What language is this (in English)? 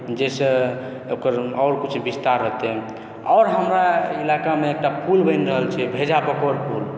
Maithili